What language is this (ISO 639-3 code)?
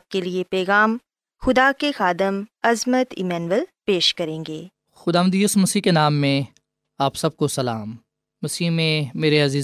urd